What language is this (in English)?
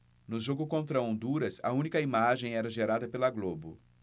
Portuguese